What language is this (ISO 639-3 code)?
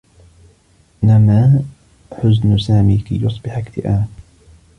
ara